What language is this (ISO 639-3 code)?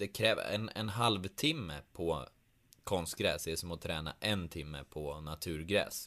swe